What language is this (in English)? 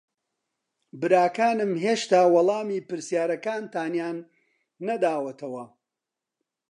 Central Kurdish